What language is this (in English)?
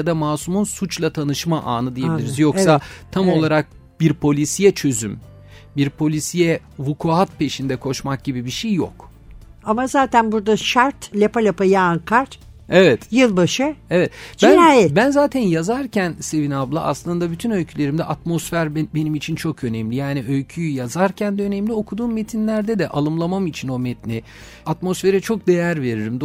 Turkish